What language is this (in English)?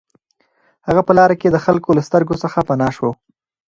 Pashto